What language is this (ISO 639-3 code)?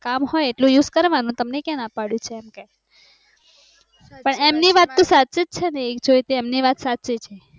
guj